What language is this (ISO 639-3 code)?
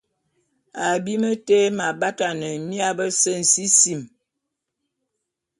bum